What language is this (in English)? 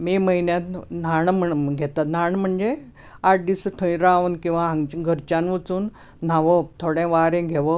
Konkani